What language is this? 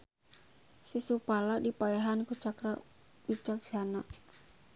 Sundanese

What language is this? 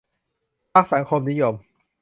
Thai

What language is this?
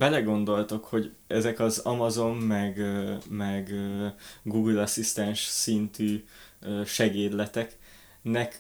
Hungarian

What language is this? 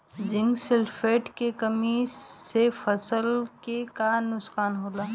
Bhojpuri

